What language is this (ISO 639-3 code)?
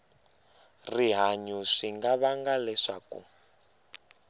tso